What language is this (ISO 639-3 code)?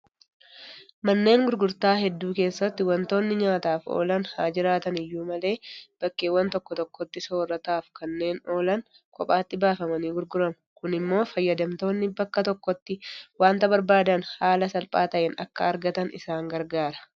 orm